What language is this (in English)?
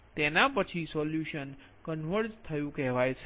Gujarati